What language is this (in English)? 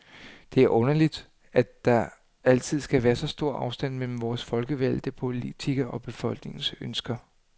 Danish